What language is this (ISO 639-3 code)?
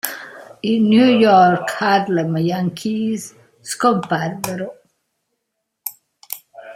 ita